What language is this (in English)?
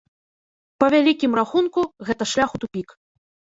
Belarusian